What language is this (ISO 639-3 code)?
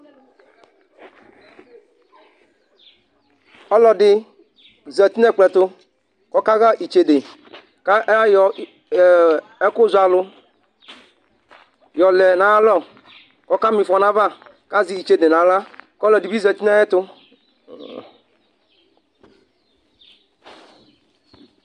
kpo